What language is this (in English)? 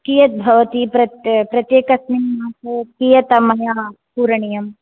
Sanskrit